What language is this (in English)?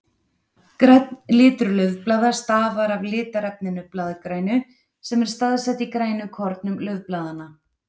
Icelandic